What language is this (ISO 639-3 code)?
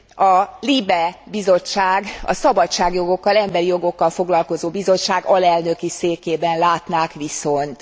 hun